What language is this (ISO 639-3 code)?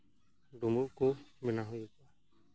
sat